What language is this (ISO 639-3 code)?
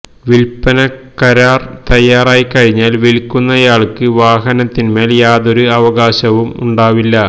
mal